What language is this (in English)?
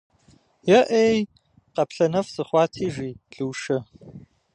Kabardian